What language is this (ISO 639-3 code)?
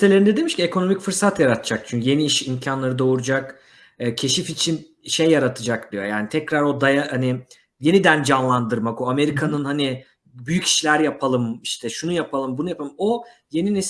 tur